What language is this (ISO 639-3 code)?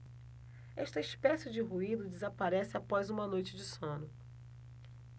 por